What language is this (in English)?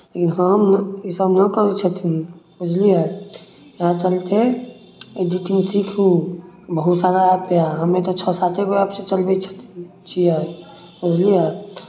Maithili